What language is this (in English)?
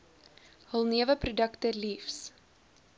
Afrikaans